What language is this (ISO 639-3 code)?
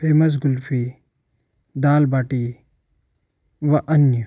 hin